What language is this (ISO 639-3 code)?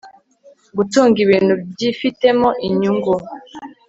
kin